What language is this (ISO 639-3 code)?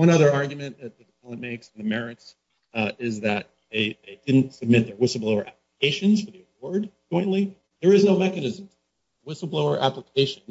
eng